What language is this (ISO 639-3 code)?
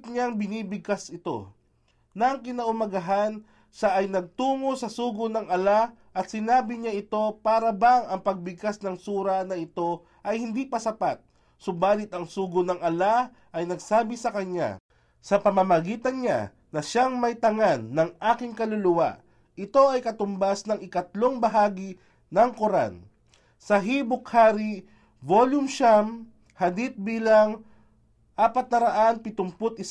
fil